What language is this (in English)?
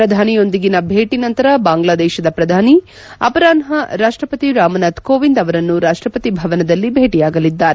Kannada